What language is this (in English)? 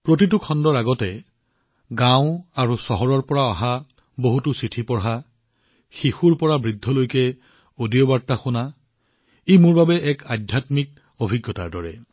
Assamese